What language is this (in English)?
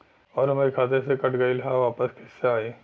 Bhojpuri